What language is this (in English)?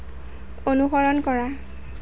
Assamese